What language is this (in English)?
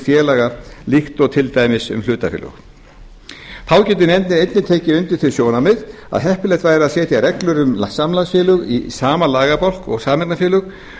Icelandic